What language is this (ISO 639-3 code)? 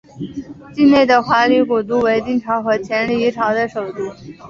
zho